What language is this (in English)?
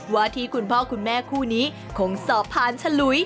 Thai